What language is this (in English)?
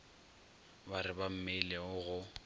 Northern Sotho